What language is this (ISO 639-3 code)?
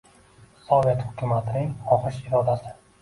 uzb